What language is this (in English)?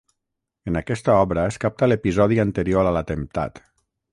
Catalan